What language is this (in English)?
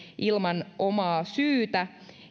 Finnish